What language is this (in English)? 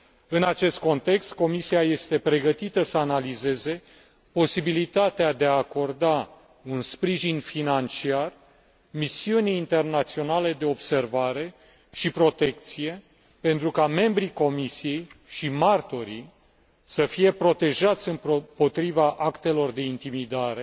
Romanian